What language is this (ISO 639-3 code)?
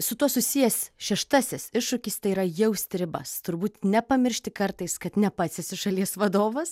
lit